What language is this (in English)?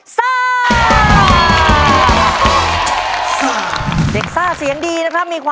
Thai